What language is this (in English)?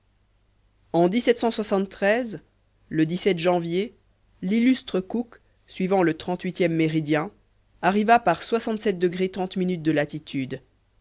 French